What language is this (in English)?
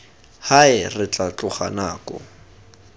Tswana